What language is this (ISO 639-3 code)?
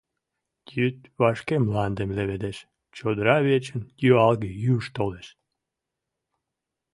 chm